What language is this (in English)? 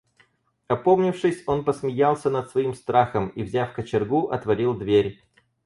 Russian